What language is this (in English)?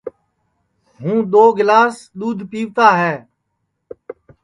Sansi